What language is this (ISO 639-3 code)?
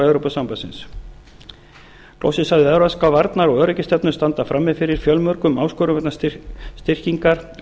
isl